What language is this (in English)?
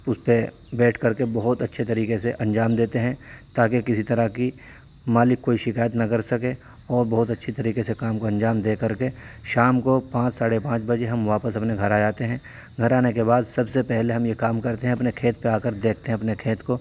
Urdu